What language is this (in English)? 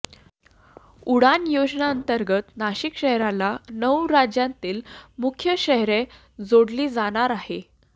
Marathi